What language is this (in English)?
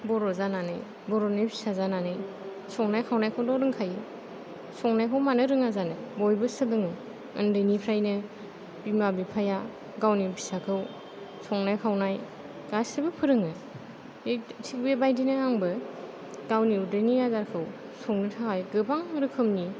Bodo